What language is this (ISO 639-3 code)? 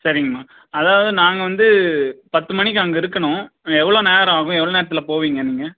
tam